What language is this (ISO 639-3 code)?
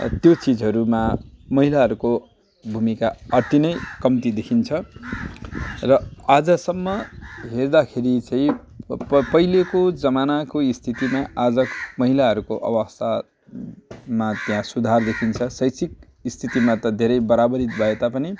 nep